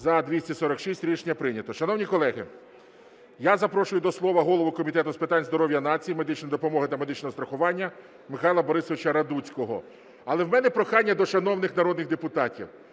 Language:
Ukrainian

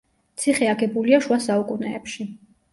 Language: Georgian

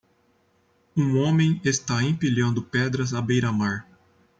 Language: Portuguese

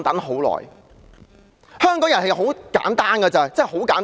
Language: Cantonese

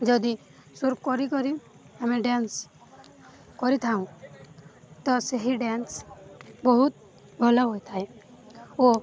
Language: Odia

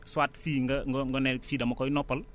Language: Wolof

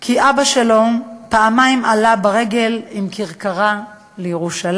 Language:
Hebrew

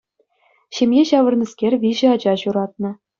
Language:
Chuvash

